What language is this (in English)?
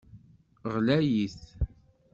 Kabyle